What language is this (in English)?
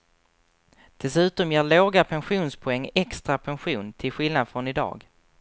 Swedish